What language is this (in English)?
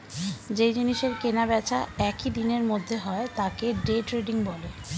Bangla